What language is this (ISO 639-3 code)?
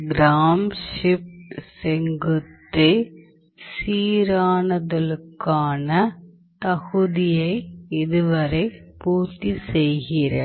tam